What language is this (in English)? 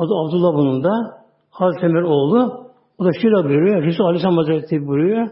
Turkish